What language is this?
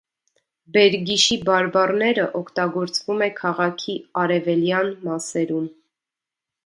Armenian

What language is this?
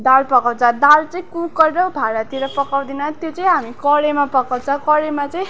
Nepali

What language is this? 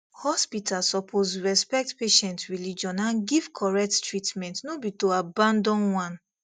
Nigerian Pidgin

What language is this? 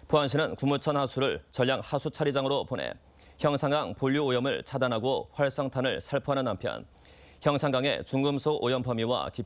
Korean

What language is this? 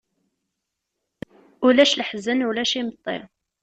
Kabyle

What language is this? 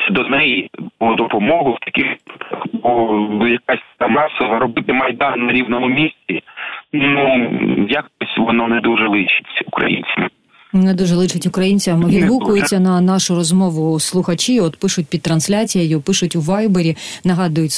Ukrainian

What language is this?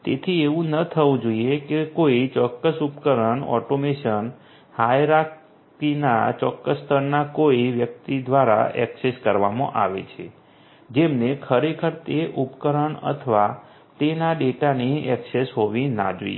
Gujarati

